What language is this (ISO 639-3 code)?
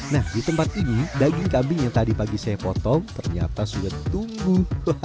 ind